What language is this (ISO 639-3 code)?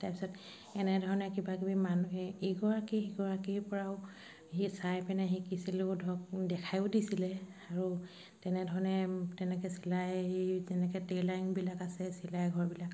asm